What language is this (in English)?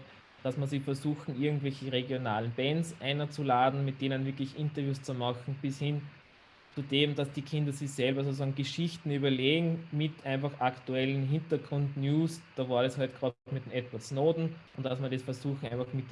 German